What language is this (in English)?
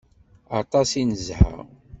Kabyle